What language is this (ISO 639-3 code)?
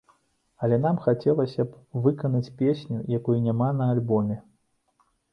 bel